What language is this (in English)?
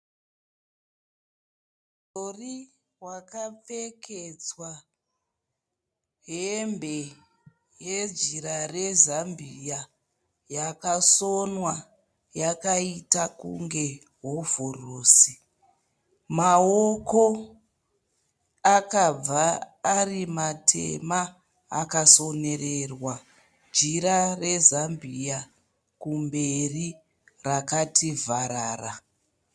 Shona